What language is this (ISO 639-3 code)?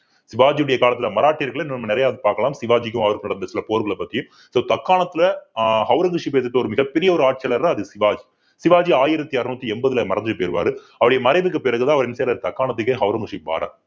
tam